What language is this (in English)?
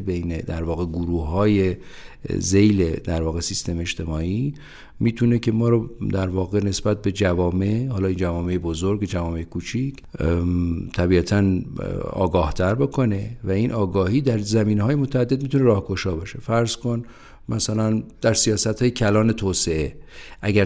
Persian